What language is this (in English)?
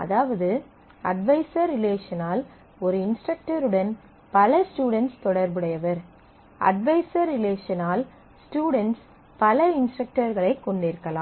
Tamil